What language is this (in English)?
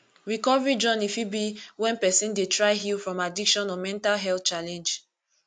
Nigerian Pidgin